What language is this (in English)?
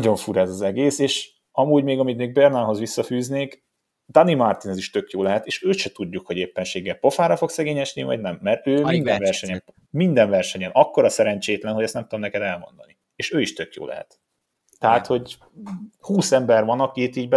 Hungarian